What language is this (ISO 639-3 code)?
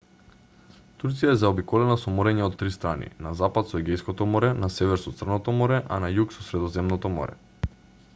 mkd